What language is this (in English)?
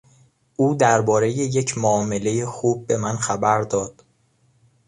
Persian